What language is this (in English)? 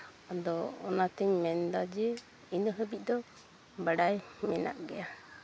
Santali